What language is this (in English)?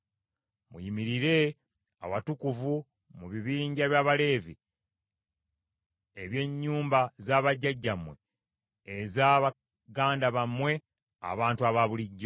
Ganda